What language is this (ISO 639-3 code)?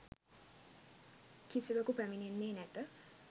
sin